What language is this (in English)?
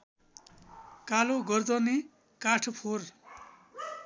Nepali